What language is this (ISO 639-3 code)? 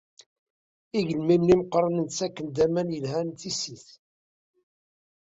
kab